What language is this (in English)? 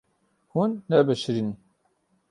Kurdish